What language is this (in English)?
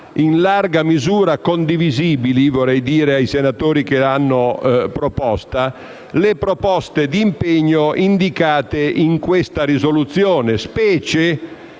Italian